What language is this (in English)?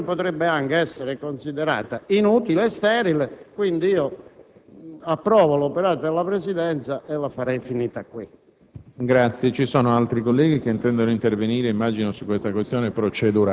Italian